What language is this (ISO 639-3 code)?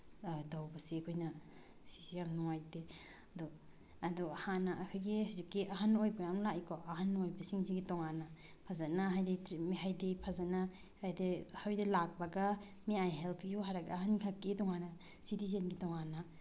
mni